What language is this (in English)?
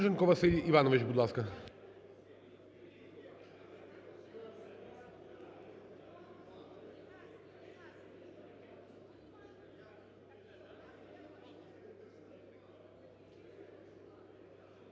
Ukrainian